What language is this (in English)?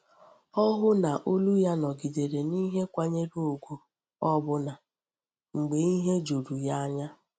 Igbo